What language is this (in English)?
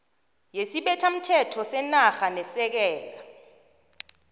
South Ndebele